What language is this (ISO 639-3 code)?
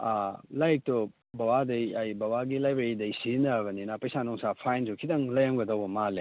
mni